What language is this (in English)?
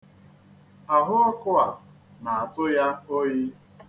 Igbo